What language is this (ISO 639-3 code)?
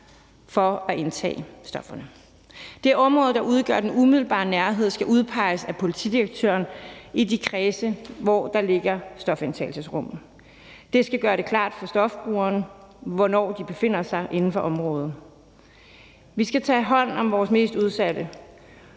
dan